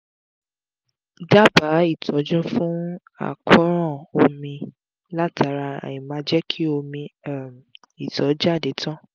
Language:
Yoruba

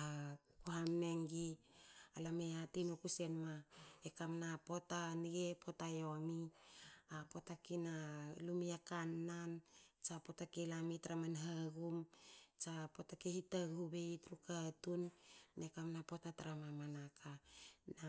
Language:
Hakö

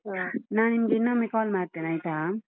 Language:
Kannada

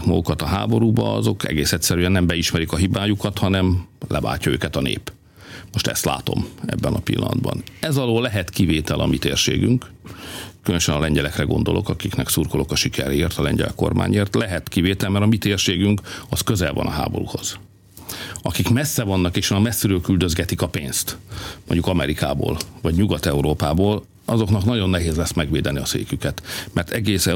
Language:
Hungarian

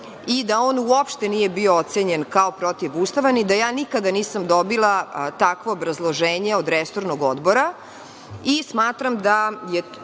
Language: Serbian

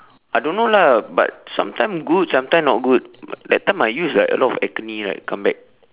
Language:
English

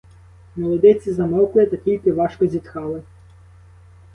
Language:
Ukrainian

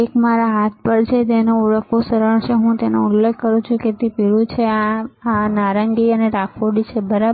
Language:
Gujarati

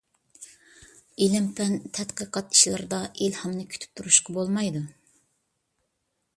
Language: Uyghur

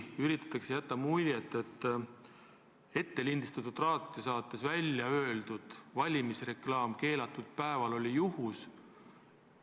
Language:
Estonian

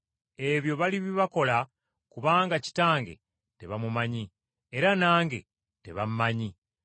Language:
Ganda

